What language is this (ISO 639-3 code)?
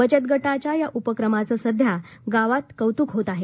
mar